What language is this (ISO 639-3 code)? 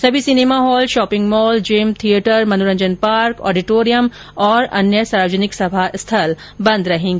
hin